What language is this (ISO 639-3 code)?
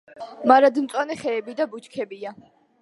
kat